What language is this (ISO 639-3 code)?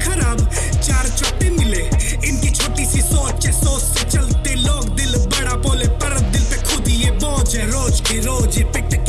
hin